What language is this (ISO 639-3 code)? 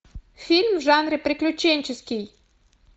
rus